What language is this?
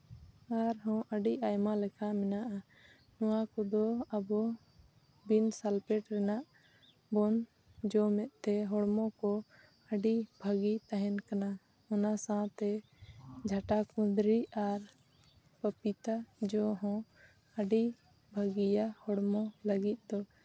Santali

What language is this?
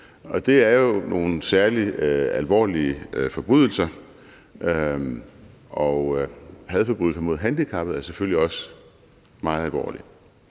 Danish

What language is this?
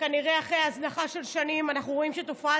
Hebrew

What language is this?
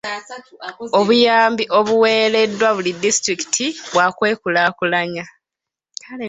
Ganda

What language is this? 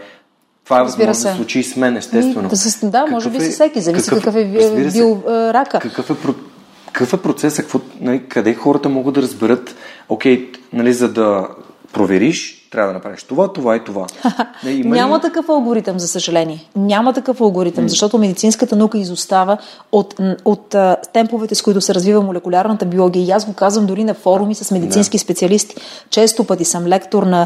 Bulgarian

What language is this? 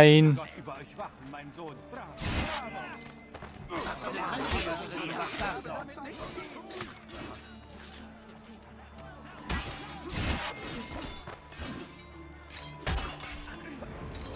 German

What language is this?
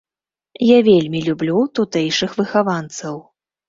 Belarusian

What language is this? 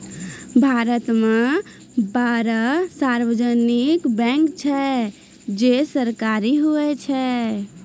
Maithili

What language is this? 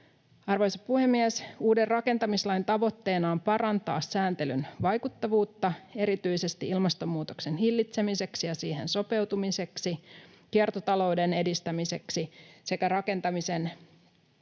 Finnish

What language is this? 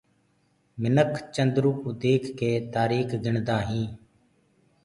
Gurgula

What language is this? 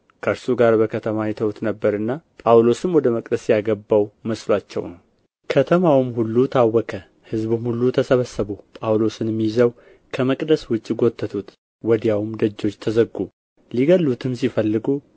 Amharic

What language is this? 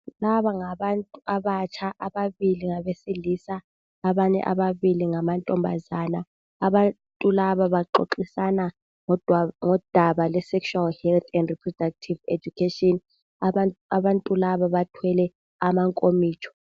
North Ndebele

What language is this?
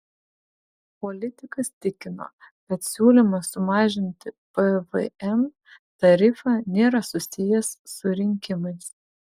Lithuanian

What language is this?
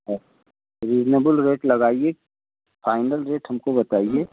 Hindi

